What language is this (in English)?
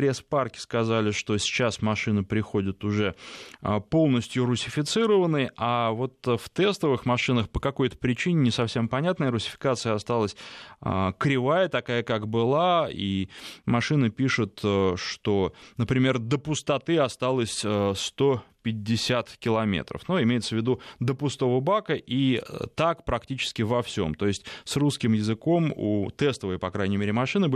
Russian